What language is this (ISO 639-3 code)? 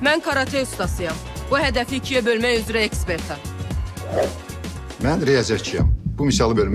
tur